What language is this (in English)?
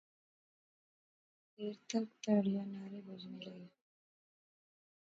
Pahari-Potwari